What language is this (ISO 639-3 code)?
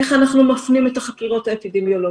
heb